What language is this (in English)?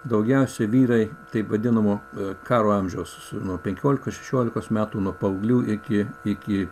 Lithuanian